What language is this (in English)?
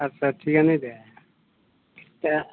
Bodo